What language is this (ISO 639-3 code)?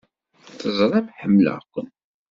kab